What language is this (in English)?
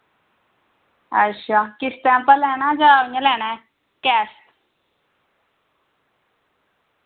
Dogri